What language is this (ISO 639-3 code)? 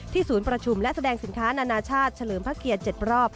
tha